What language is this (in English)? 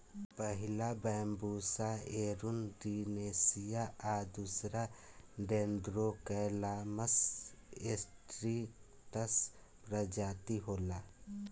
Bhojpuri